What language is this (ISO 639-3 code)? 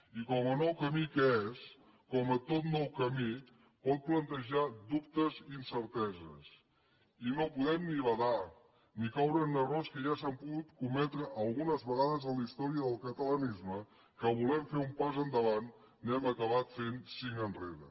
cat